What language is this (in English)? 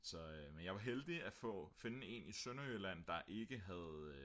Danish